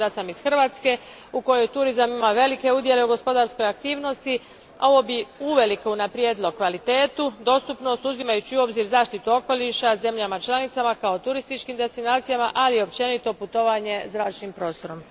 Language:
Croatian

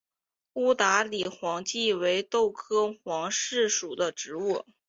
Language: Chinese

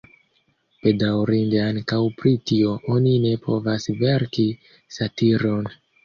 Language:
Esperanto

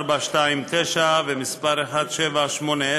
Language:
Hebrew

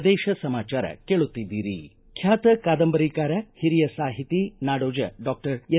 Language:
Kannada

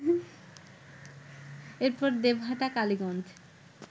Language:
Bangla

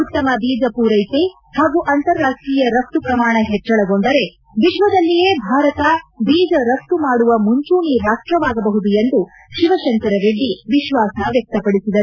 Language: Kannada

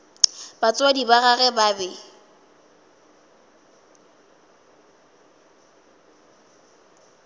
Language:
Northern Sotho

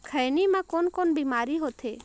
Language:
Chhattisgarhi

